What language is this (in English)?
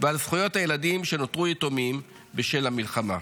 Hebrew